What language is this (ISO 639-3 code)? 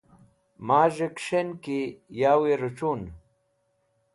wbl